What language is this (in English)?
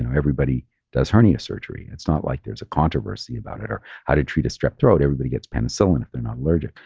English